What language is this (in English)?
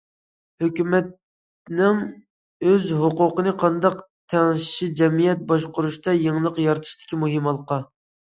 Uyghur